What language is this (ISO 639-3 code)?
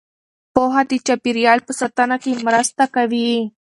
pus